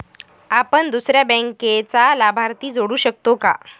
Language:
Marathi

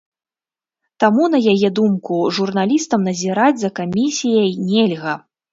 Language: Belarusian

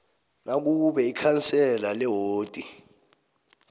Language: South Ndebele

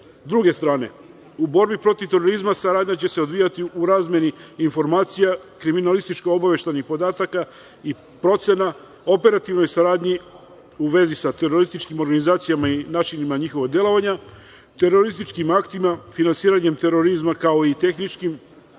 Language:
Serbian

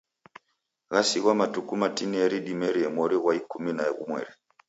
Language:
Taita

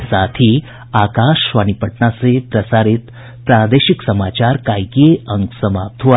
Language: Hindi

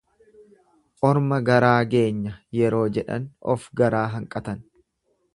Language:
Oromo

